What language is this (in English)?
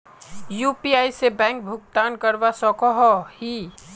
Magahi